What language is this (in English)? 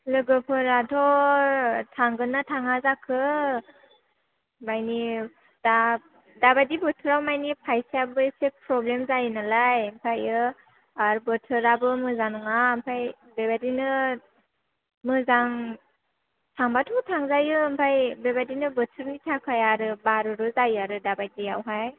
Bodo